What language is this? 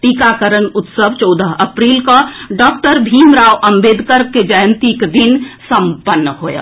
Maithili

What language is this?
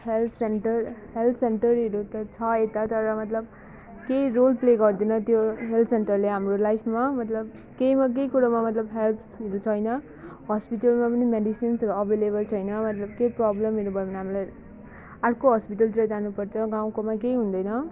Nepali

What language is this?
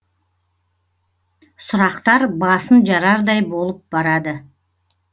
Kazakh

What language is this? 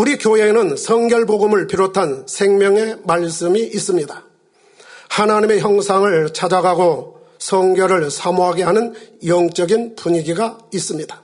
Korean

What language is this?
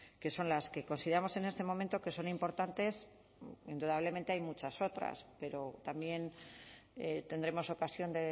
Spanish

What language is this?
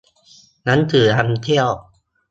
Thai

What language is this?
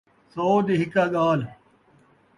Saraiki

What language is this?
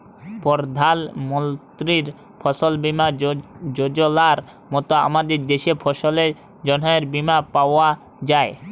Bangla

